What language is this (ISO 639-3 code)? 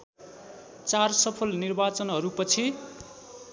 nep